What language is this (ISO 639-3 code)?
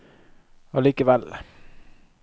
nor